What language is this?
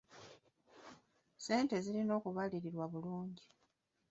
Ganda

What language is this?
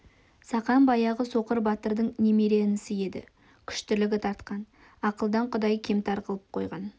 Kazakh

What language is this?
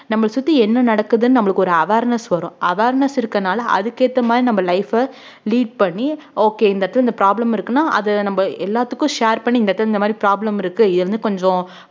Tamil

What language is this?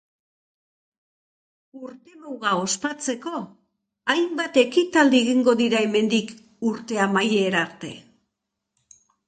Basque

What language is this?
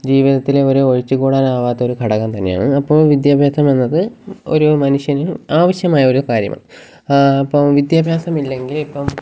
Malayalam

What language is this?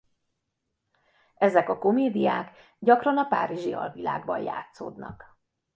Hungarian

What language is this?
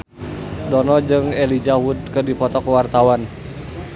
Sundanese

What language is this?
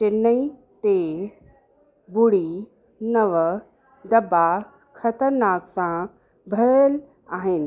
Sindhi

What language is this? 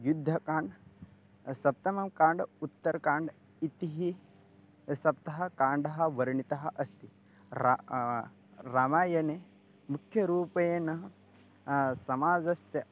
Sanskrit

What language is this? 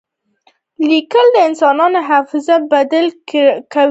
Pashto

